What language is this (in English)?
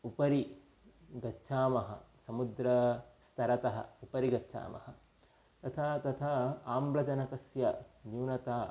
Sanskrit